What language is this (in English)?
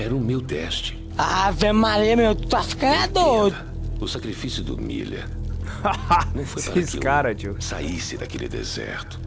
Portuguese